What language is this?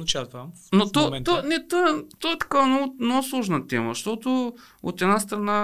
Bulgarian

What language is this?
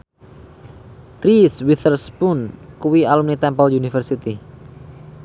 Javanese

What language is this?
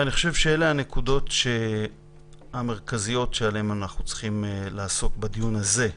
Hebrew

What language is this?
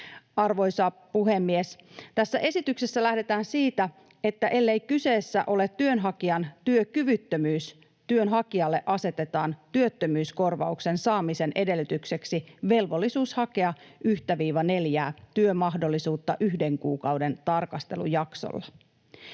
Finnish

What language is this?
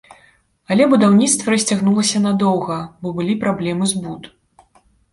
Belarusian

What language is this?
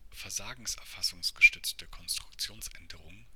German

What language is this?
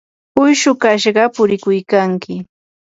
Yanahuanca Pasco Quechua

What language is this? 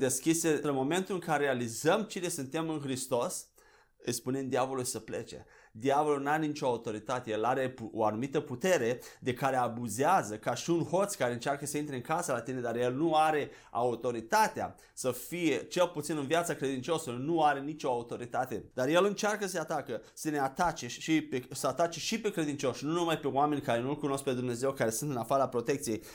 Romanian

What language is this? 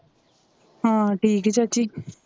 Punjabi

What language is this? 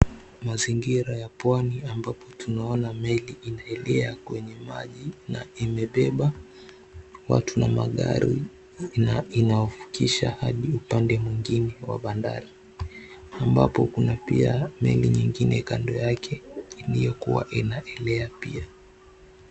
Swahili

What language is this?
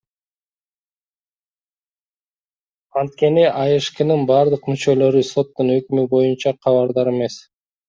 Kyrgyz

